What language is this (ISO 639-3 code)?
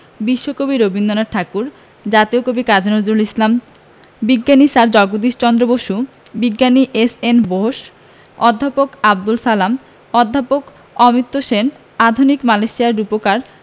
ben